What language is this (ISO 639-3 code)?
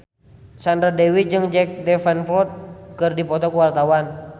sun